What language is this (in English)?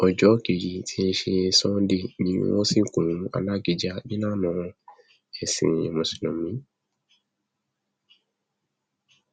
Yoruba